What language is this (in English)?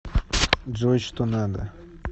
Russian